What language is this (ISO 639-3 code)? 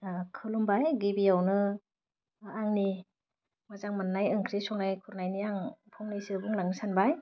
brx